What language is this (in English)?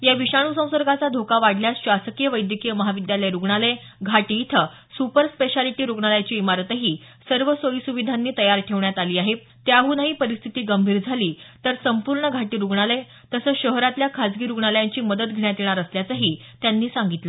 Marathi